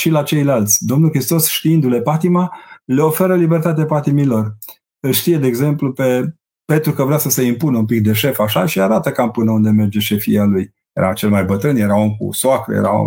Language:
Romanian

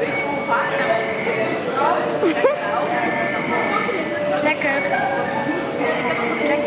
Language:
Dutch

